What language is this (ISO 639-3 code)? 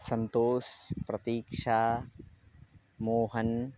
san